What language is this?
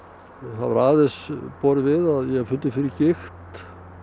Icelandic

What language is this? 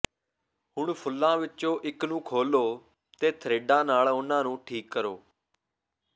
Punjabi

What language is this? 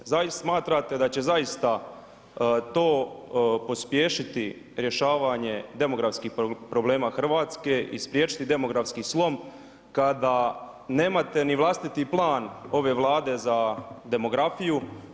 Croatian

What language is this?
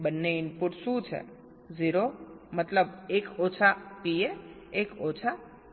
Gujarati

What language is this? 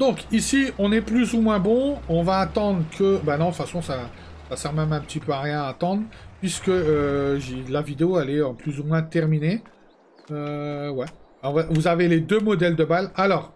French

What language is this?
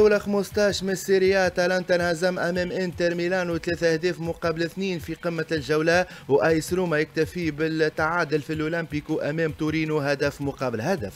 Arabic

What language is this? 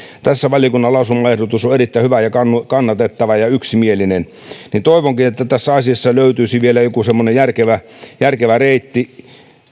Finnish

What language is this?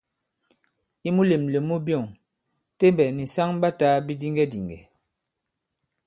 Bankon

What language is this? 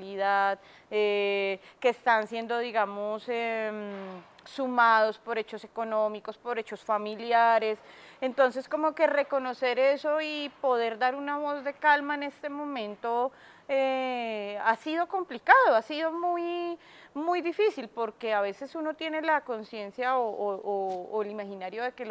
Spanish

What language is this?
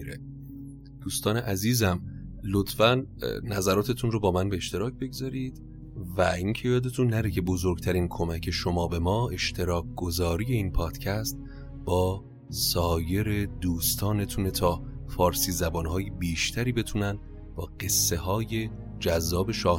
Persian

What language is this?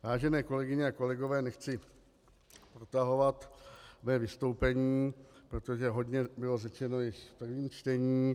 Czech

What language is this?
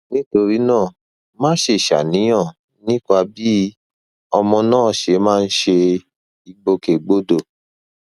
Yoruba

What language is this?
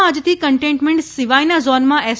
Gujarati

